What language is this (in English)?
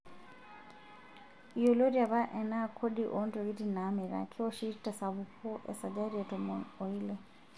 Masai